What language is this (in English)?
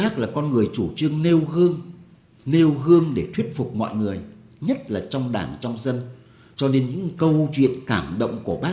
Vietnamese